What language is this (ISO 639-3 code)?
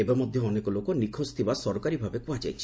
ori